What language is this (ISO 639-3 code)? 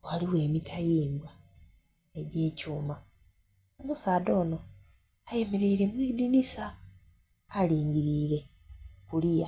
xog